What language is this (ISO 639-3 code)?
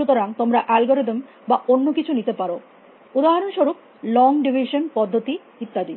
ben